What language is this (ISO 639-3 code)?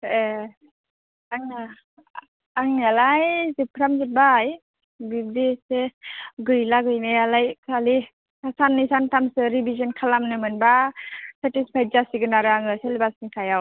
brx